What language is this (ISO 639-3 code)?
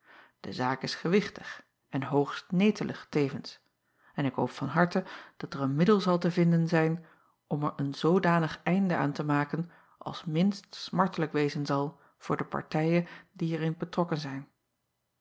nld